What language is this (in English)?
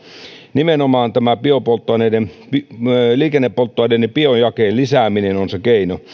Finnish